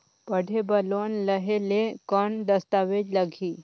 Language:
Chhattisgarhi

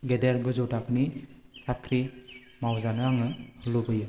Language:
Bodo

